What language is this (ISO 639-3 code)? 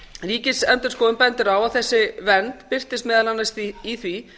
isl